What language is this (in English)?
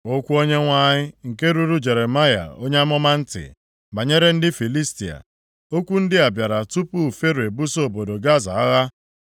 Igbo